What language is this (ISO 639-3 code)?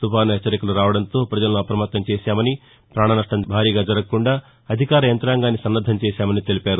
tel